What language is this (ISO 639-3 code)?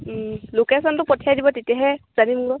asm